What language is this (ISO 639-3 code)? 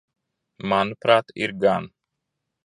lav